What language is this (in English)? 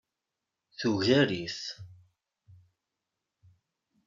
Kabyle